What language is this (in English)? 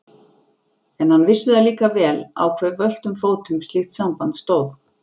Icelandic